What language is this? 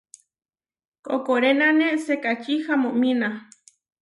Huarijio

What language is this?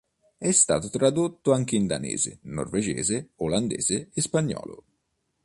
Italian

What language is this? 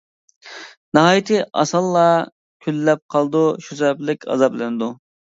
Uyghur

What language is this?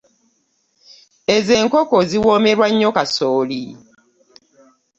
Ganda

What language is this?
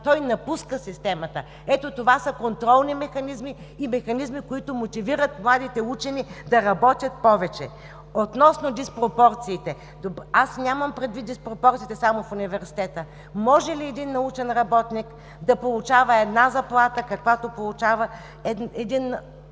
Bulgarian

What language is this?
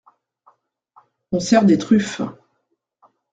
French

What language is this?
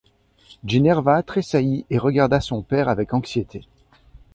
French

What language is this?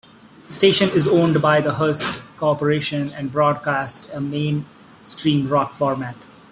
English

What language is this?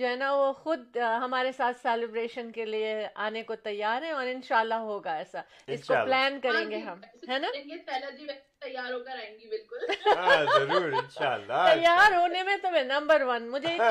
Urdu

